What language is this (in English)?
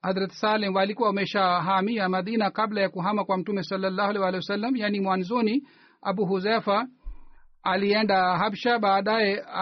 Swahili